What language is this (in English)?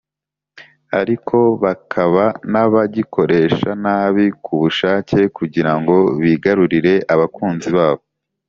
Kinyarwanda